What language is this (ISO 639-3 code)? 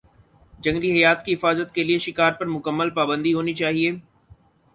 urd